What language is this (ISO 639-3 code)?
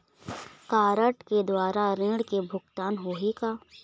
hne